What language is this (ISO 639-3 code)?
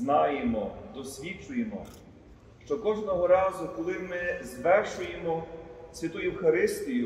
ukr